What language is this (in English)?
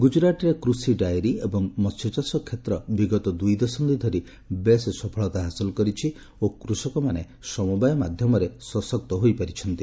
Odia